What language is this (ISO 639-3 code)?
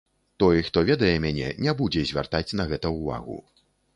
bel